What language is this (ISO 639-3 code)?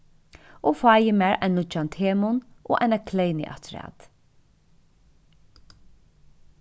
fao